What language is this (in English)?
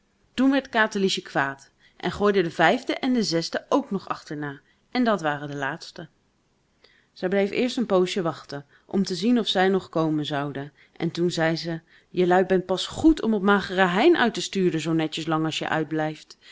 Dutch